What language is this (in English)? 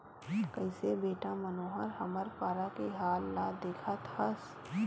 Chhattisgarhi